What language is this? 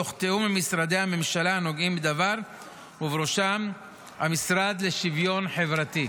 Hebrew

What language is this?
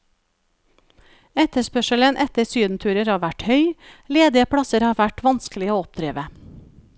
Norwegian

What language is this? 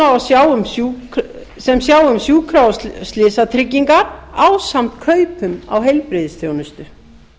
Icelandic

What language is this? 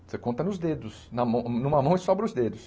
Portuguese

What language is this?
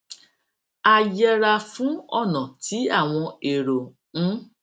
Yoruba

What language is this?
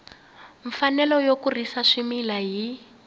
Tsonga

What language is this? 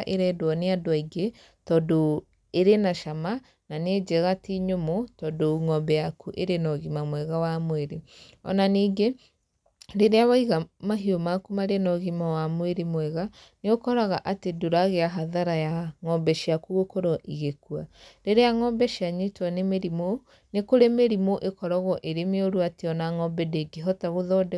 Kikuyu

